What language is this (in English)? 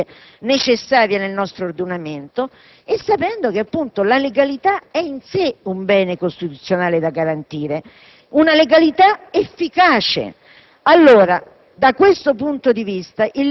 Italian